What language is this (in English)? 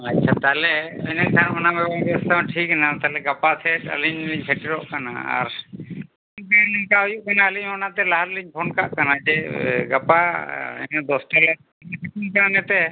Santali